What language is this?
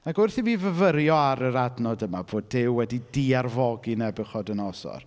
Welsh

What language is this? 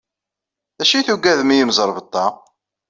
Kabyle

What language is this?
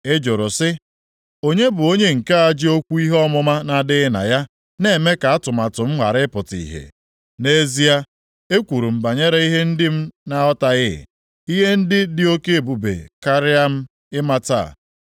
Igbo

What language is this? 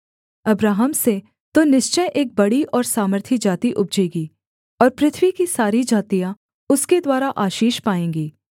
Hindi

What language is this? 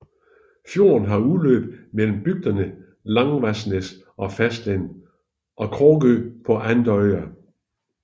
Danish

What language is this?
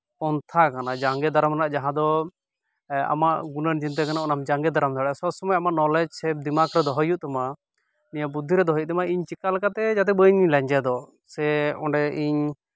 Santali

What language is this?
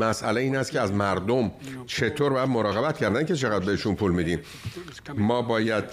Persian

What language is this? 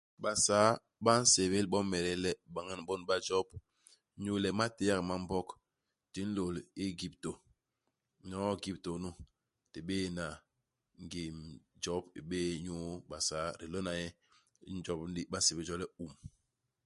Basaa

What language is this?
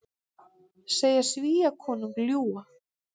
Icelandic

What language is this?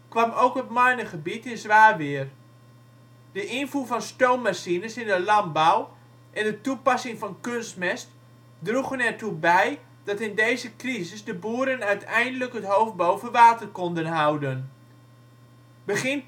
Dutch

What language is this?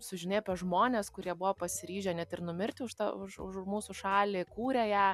Lithuanian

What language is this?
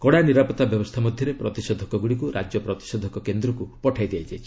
Odia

